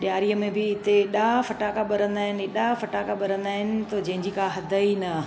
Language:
Sindhi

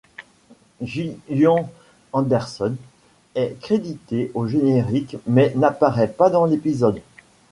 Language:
French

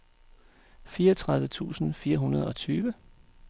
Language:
Danish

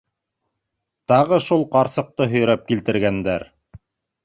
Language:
Bashkir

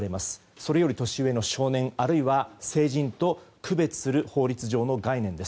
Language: Japanese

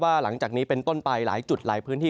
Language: Thai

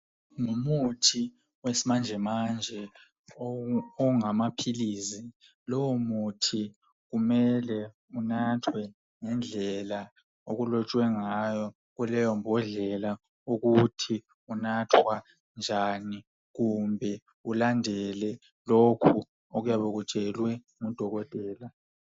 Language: North Ndebele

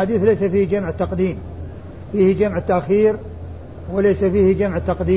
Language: Arabic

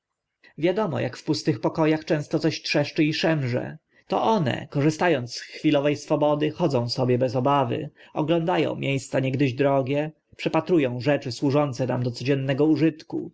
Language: Polish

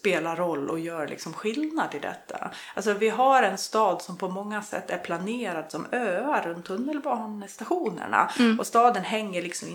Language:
Swedish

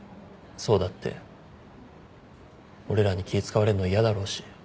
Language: Japanese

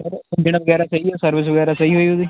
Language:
Punjabi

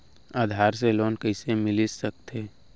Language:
Chhattisgarhi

